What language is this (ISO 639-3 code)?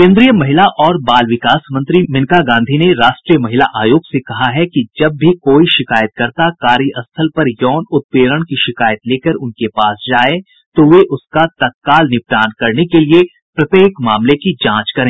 hin